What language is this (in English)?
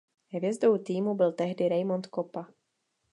Czech